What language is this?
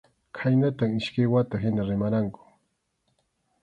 Arequipa-La Unión Quechua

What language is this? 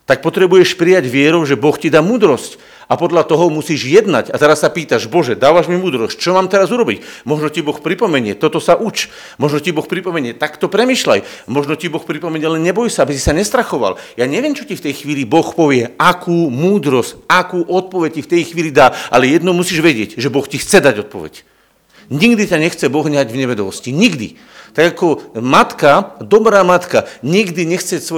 Slovak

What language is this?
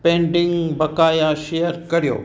Sindhi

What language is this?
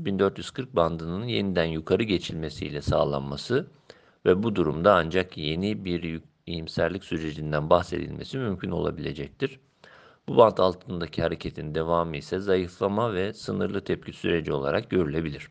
Turkish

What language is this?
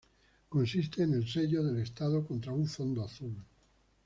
Spanish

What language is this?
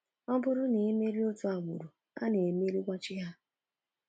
Igbo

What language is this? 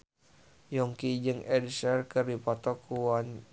Sundanese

